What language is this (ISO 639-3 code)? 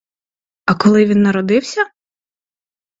ukr